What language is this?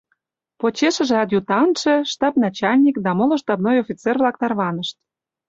Mari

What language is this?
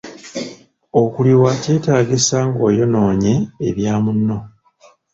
Ganda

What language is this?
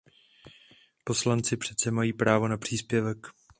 Czech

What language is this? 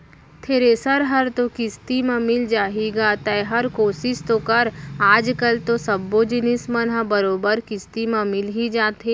Chhattisgarhi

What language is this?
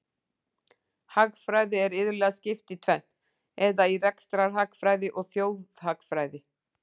Icelandic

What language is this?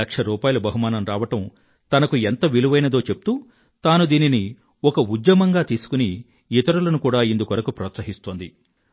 Telugu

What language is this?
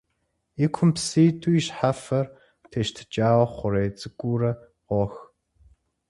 Kabardian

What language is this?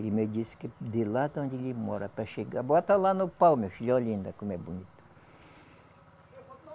Portuguese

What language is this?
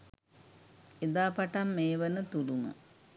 Sinhala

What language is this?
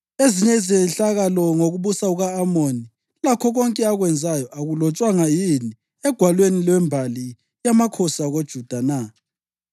North Ndebele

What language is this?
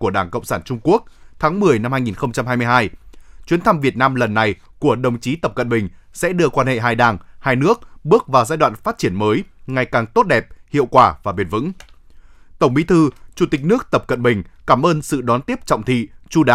Vietnamese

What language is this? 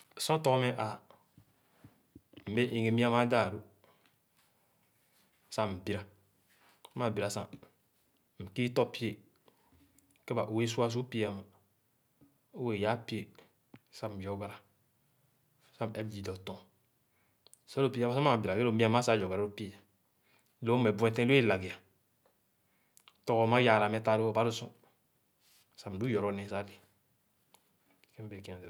Khana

